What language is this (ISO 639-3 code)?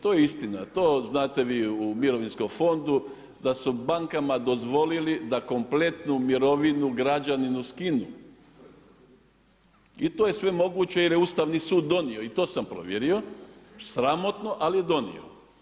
hrv